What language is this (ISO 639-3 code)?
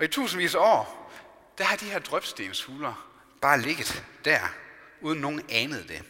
dan